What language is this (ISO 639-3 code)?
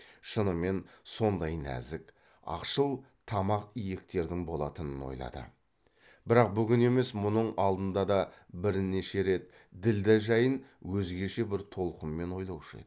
kaz